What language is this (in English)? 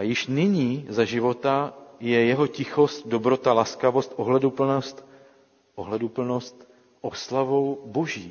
Czech